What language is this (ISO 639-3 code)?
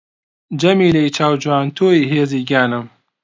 ckb